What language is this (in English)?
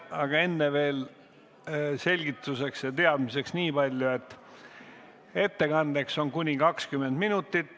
Estonian